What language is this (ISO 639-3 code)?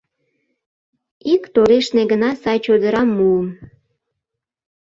chm